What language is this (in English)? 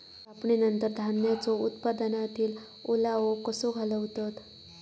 Marathi